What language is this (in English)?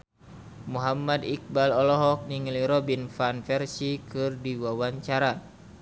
Sundanese